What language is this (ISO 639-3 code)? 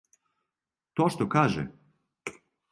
srp